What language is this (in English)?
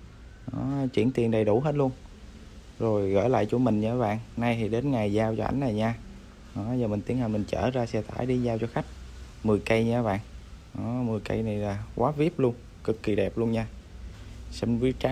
Vietnamese